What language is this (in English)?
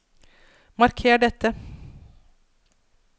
Norwegian